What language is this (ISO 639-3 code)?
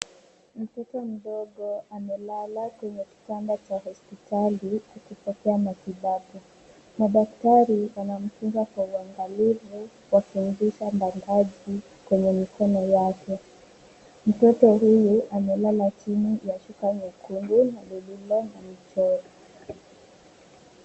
swa